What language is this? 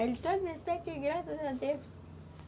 Portuguese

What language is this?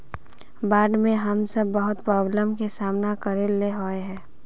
Magahi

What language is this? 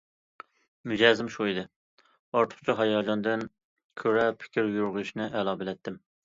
Uyghur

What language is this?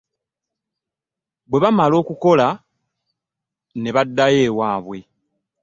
Ganda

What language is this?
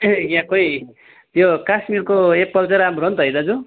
Nepali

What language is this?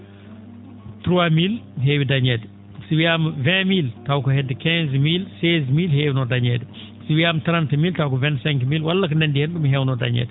Fula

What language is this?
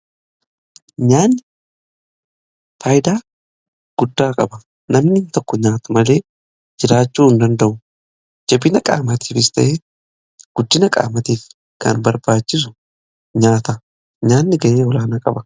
Oromo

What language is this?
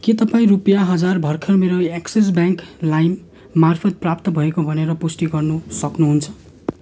Nepali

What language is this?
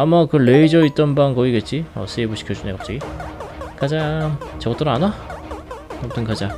Korean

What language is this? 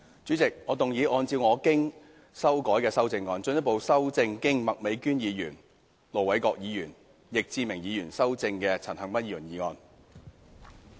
Cantonese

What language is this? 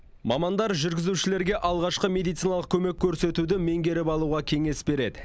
Kazakh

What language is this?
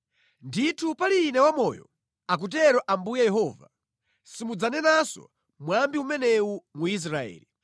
Nyanja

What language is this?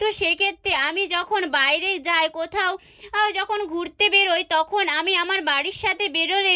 Bangla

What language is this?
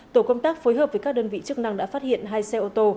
Vietnamese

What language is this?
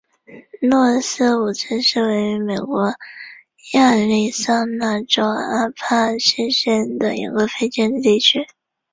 Chinese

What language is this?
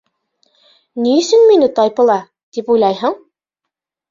Bashkir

